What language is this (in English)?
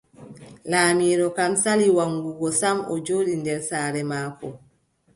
Adamawa Fulfulde